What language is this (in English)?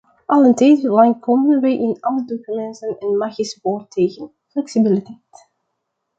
Dutch